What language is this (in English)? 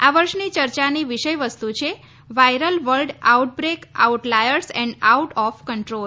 Gujarati